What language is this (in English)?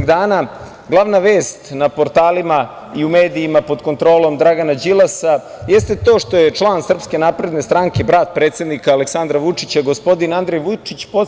Serbian